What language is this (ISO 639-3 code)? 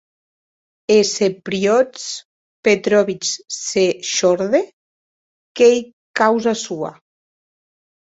oci